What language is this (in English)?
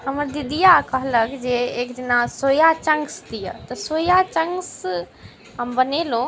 Maithili